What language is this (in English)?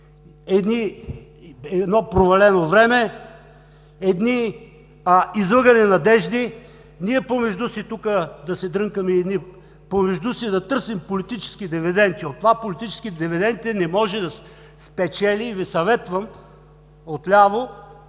Bulgarian